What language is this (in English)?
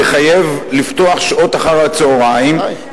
Hebrew